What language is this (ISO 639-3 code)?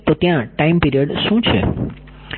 guj